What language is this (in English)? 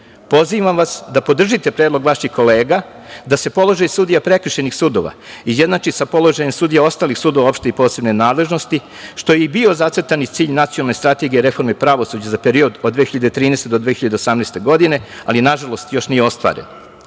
Serbian